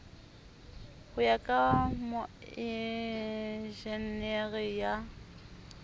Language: Southern Sotho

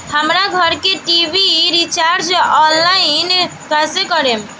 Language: Bhojpuri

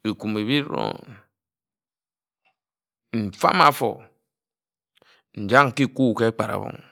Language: Ejagham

